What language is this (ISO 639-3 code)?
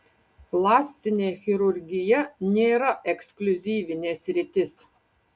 lit